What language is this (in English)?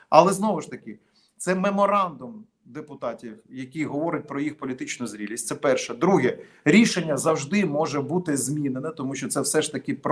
Ukrainian